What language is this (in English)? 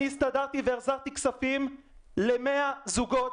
Hebrew